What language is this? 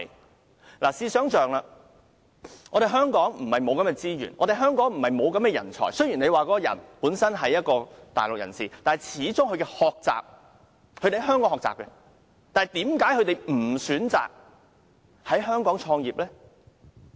Cantonese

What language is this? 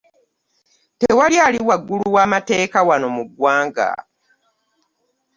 Ganda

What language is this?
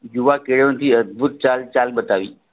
Gujarati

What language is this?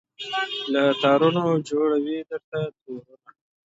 Pashto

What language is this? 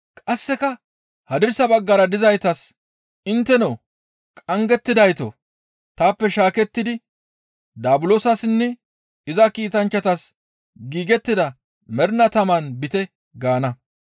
Gamo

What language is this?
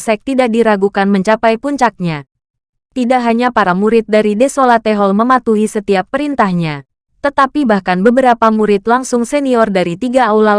Indonesian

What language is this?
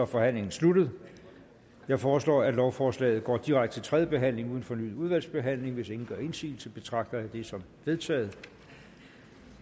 Danish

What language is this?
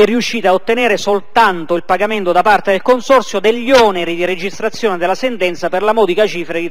Italian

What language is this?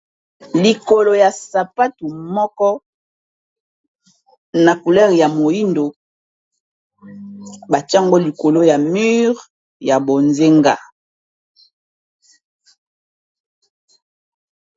Lingala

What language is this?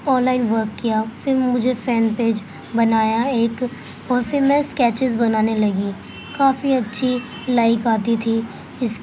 Urdu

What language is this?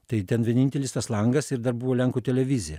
Lithuanian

